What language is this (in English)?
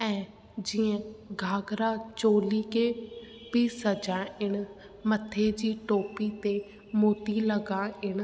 Sindhi